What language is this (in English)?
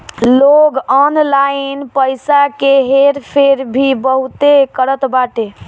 Bhojpuri